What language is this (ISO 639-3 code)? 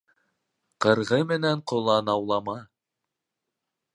bak